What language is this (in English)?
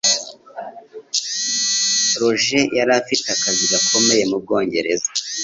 Kinyarwanda